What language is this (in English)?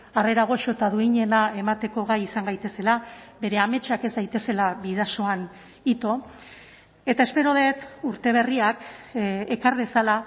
Basque